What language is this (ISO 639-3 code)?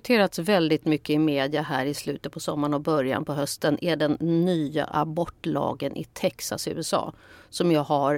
swe